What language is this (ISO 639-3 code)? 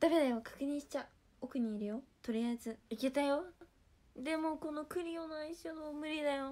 jpn